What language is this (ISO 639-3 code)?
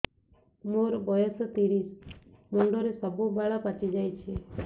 ori